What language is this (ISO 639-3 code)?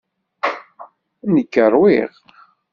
kab